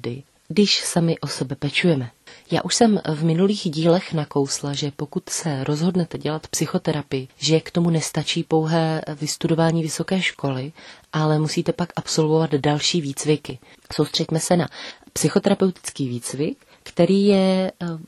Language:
Czech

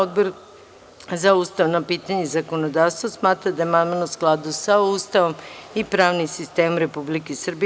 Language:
Serbian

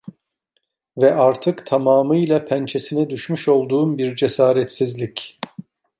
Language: Turkish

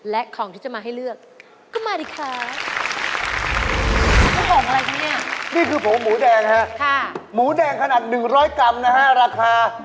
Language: Thai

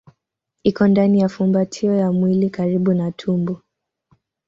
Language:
Swahili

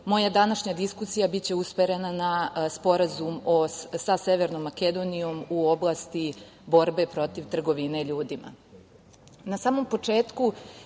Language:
Serbian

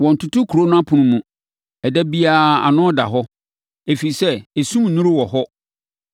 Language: Akan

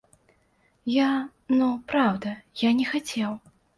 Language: Belarusian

